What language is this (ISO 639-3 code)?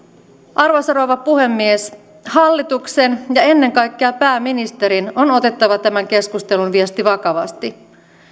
fin